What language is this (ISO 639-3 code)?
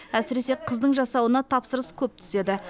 kaz